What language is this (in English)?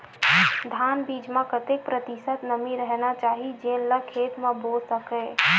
Chhattisgarhi